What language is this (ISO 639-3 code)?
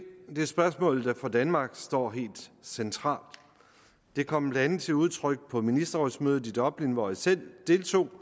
dan